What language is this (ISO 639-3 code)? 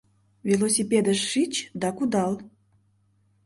chm